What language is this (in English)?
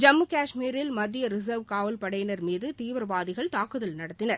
Tamil